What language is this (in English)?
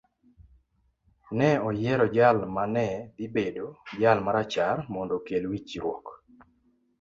Luo (Kenya and Tanzania)